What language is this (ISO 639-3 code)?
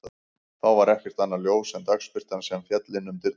isl